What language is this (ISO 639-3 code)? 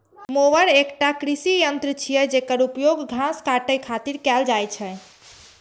mai